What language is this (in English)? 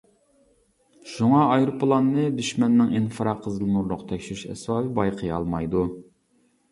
Uyghur